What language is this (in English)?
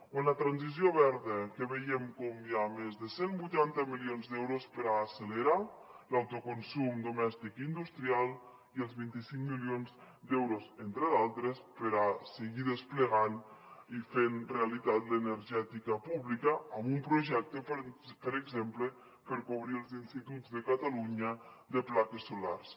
Catalan